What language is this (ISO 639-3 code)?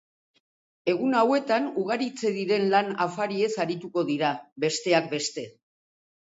eus